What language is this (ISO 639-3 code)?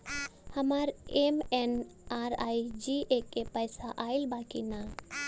bho